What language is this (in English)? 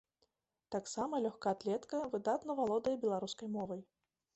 Belarusian